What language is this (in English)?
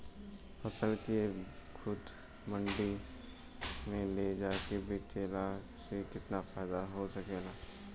Bhojpuri